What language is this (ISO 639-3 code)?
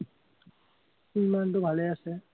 asm